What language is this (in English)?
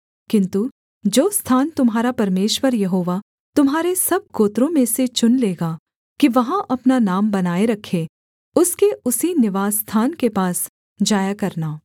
Hindi